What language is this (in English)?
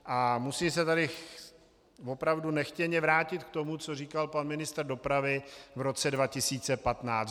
Czech